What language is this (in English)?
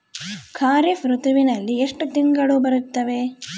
Kannada